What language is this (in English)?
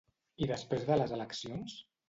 Catalan